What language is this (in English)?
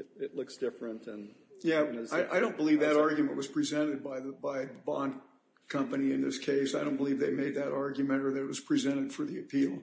English